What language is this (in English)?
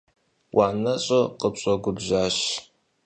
Kabardian